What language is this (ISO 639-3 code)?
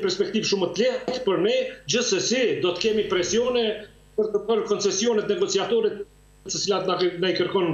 ron